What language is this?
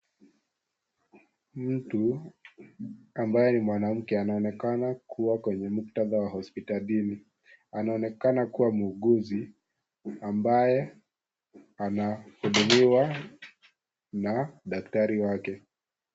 Swahili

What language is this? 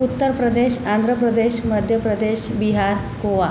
Marathi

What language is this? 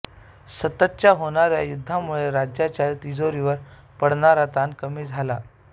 Marathi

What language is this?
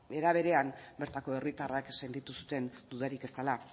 Basque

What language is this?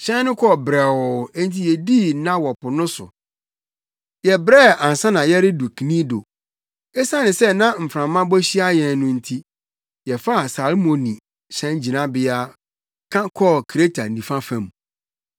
Akan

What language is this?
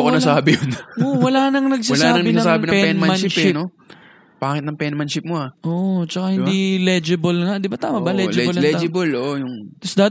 Filipino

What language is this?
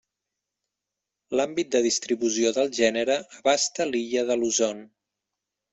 Catalan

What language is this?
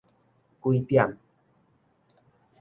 Min Nan Chinese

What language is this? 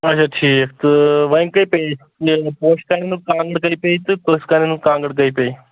Kashmiri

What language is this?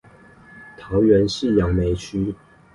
Chinese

